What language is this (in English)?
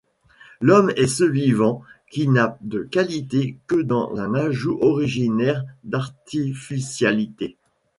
French